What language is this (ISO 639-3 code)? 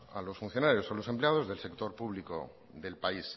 spa